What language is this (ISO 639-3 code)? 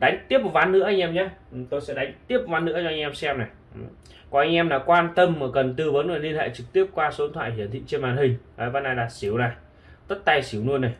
vie